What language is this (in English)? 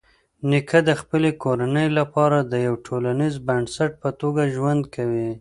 Pashto